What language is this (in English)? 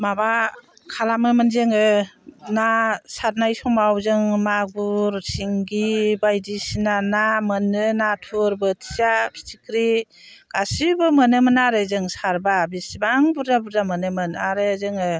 Bodo